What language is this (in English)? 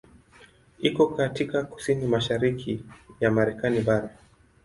Swahili